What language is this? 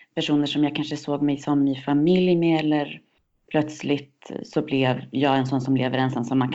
Swedish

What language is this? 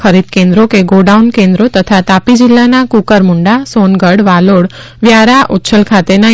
Gujarati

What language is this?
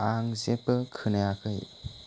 Bodo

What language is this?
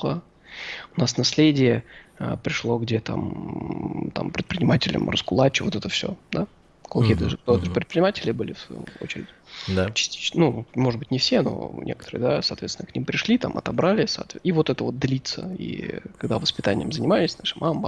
Russian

